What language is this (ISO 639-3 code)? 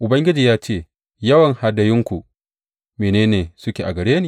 hau